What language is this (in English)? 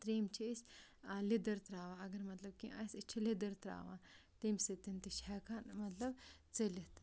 Kashmiri